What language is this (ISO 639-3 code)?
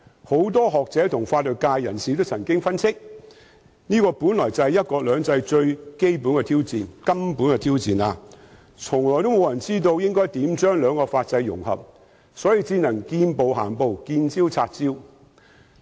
yue